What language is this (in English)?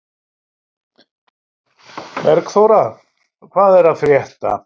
Icelandic